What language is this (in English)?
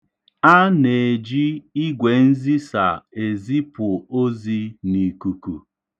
Igbo